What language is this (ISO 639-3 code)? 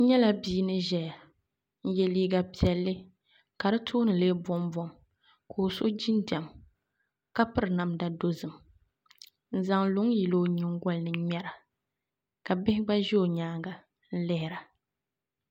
dag